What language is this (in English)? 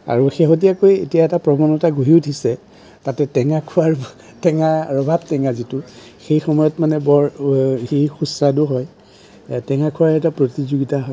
Assamese